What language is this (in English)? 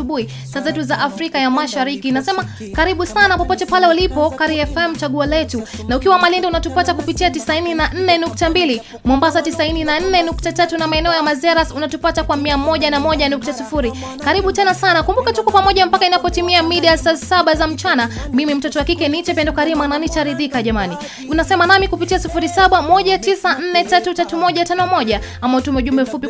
Swahili